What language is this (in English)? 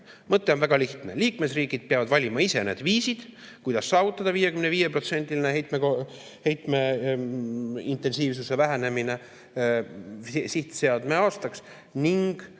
Estonian